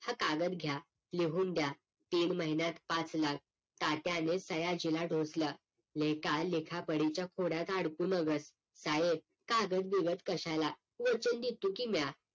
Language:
Marathi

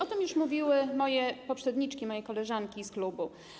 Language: Polish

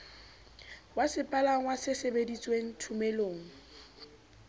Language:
Southern Sotho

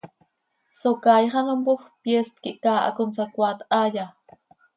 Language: Seri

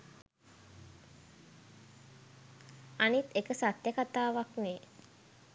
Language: Sinhala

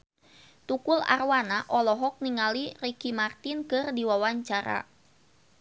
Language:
Sundanese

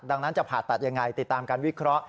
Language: Thai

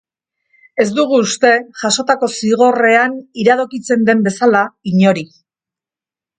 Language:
Basque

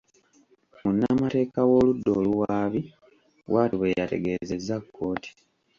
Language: Ganda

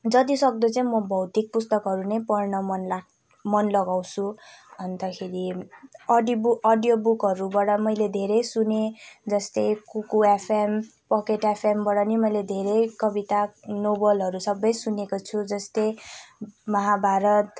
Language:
Nepali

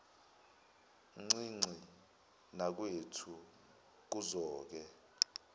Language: Zulu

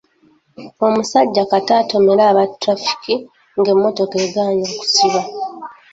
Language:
Ganda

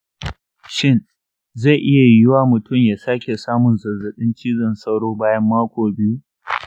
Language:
Hausa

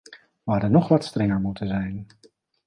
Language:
Dutch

